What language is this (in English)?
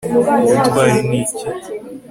Kinyarwanda